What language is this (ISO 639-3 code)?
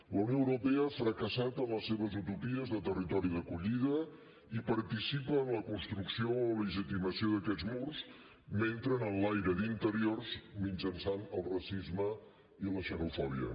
cat